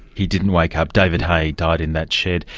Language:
English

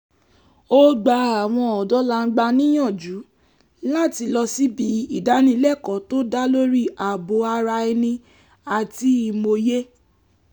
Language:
Yoruba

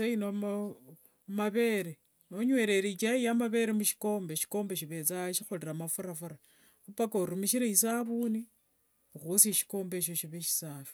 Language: Wanga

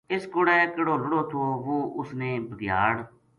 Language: Gujari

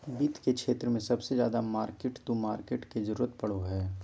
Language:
Magahi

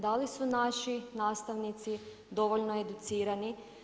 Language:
Croatian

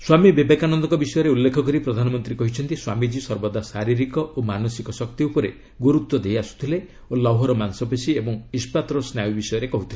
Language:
Odia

